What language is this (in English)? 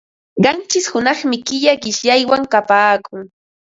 Ambo-Pasco Quechua